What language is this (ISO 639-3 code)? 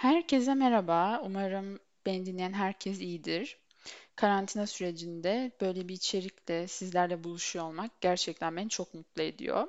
tur